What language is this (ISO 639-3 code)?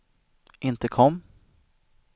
swe